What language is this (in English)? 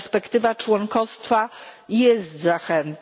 Polish